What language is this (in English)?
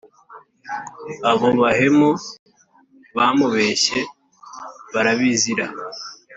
Kinyarwanda